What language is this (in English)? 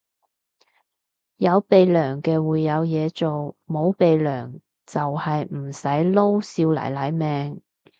Cantonese